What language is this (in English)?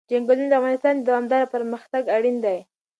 Pashto